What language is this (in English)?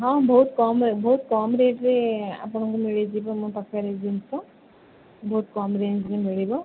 Odia